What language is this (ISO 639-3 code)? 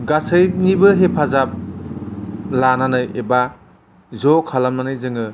brx